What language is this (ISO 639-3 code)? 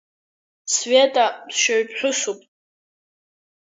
abk